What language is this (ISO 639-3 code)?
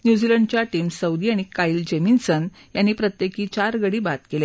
mar